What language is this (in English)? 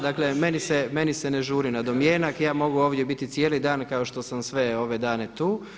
Croatian